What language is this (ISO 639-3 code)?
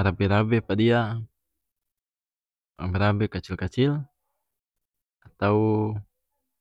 max